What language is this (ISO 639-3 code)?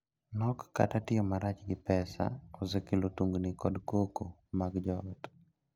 luo